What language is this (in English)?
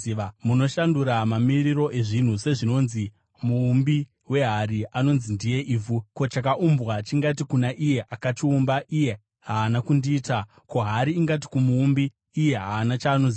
Shona